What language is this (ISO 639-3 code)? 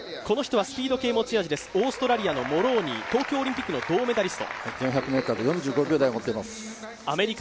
jpn